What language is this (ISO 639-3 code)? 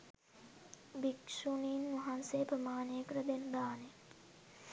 sin